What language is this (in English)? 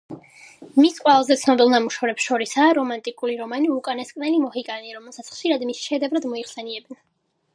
Georgian